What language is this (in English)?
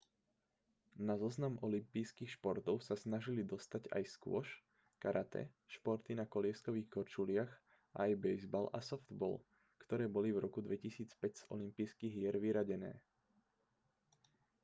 Slovak